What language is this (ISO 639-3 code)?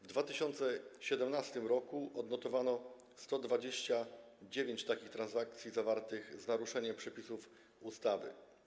pol